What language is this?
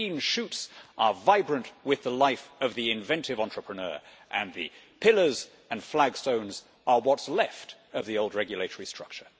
English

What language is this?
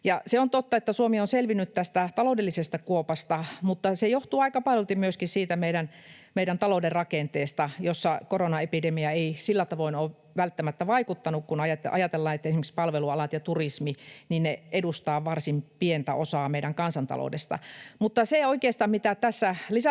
Finnish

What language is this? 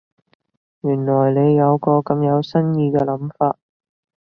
Cantonese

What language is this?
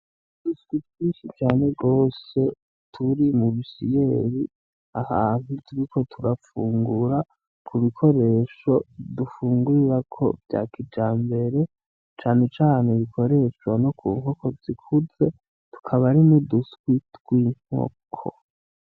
Rundi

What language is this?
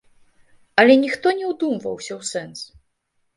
Belarusian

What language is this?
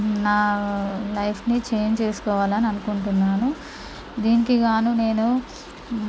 Telugu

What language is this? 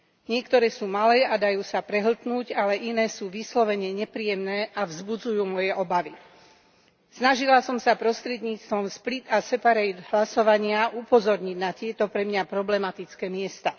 Slovak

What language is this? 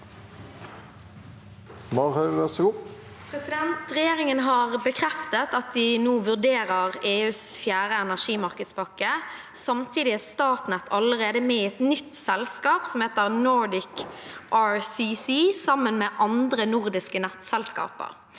Norwegian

